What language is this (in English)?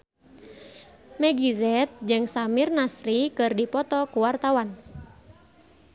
Sundanese